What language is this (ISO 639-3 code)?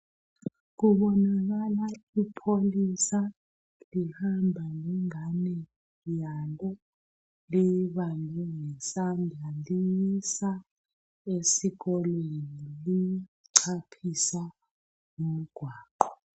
nde